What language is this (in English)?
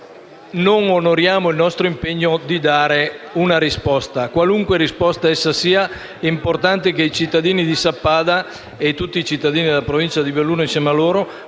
Italian